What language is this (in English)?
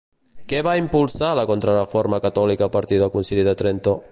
Catalan